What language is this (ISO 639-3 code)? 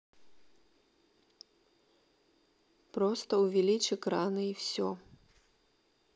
rus